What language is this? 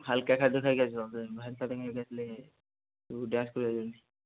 Odia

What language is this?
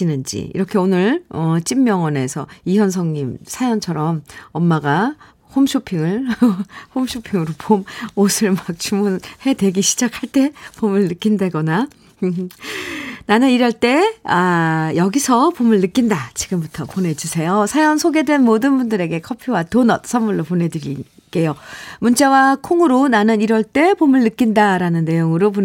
Korean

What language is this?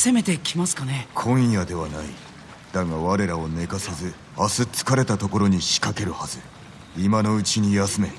Japanese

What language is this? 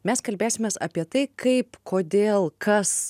Lithuanian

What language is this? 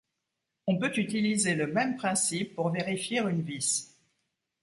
French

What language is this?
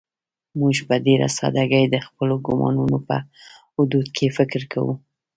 Pashto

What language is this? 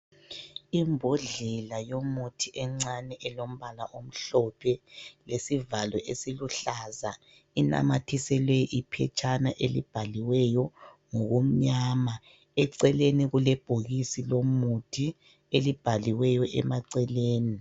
North Ndebele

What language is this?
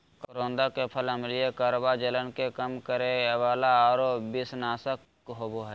Magahi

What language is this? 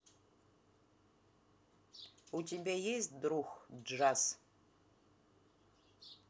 Russian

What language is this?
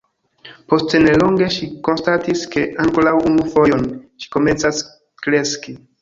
Esperanto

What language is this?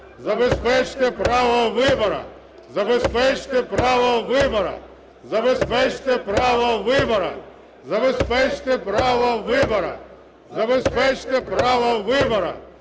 Ukrainian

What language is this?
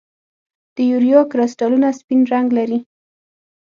Pashto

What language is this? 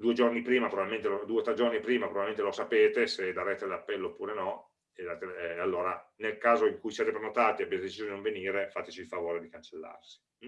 Italian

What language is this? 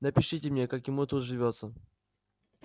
Russian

